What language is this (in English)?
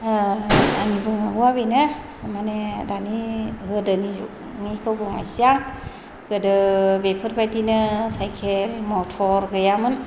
Bodo